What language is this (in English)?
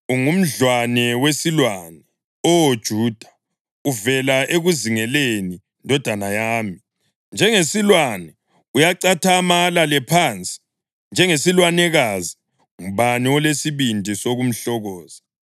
North Ndebele